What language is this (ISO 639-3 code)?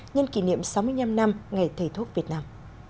vie